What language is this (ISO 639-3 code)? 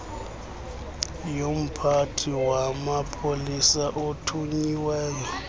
xho